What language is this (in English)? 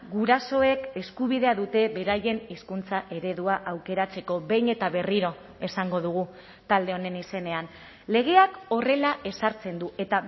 Basque